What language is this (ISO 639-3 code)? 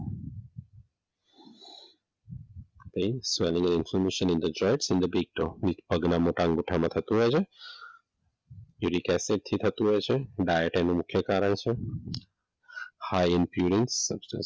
guj